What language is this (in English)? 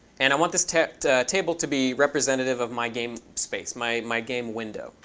English